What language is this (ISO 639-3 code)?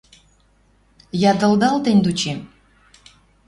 mrj